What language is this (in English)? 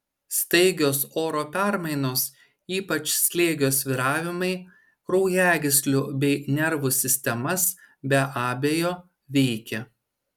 Lithuanian